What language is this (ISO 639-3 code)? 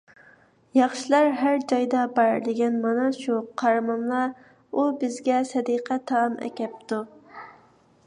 uig